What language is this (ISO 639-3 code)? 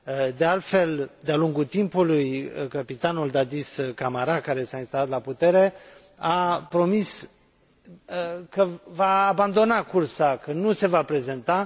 ron